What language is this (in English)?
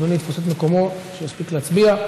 Hebrew